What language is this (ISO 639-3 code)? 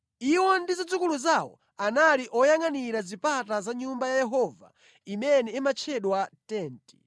nya